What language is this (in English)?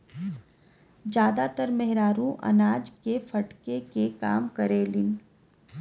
Bhojpuri